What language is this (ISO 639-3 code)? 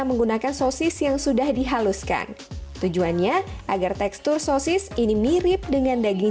ind